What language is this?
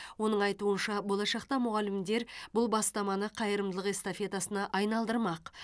Kazakh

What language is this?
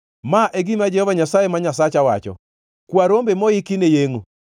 Luo (Kenya and Tanzania)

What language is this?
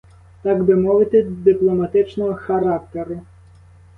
Ukrainian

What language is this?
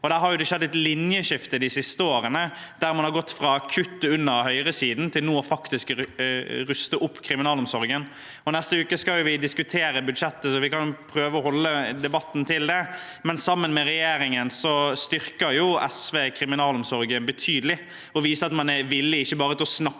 Norwegian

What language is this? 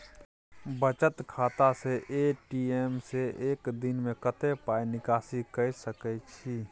Maithili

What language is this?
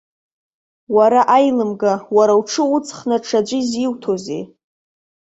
Abkhazian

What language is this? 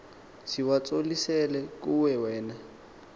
Xhosa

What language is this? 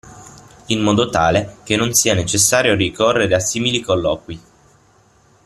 Italian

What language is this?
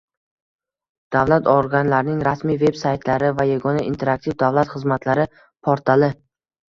Uzbek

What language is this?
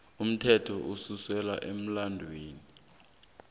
South Ndebele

